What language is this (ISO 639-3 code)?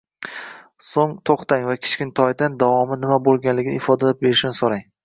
uzb